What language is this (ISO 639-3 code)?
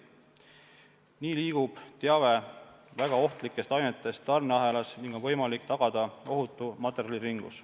est